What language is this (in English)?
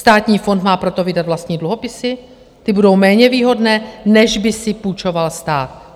Czech